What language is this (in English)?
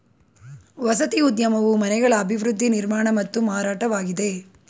Kannada